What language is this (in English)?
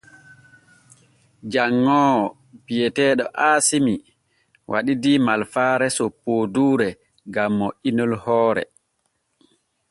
Borgu Fulfulde